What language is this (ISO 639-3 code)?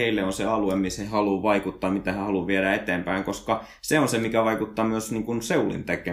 fin